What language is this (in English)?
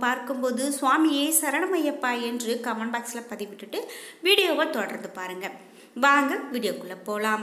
Tamil